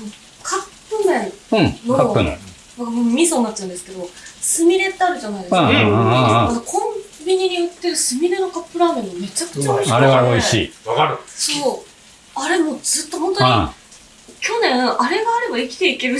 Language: Japanese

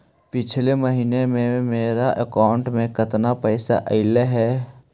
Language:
Magahi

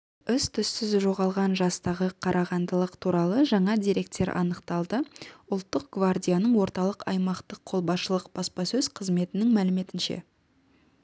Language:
Kazakh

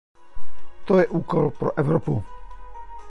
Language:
Czech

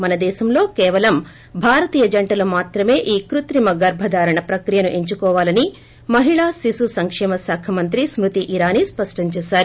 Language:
Telugu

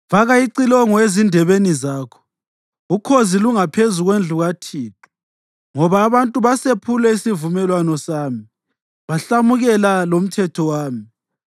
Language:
North Ndebele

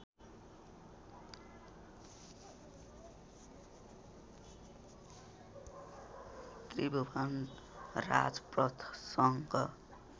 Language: Nepali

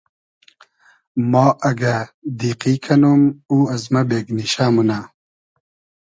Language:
Hazaragi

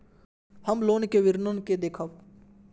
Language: Maithili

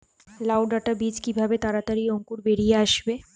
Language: Bangla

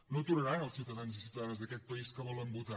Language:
Catalan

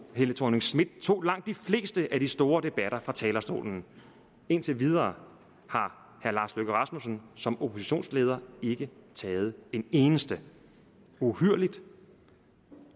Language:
Danish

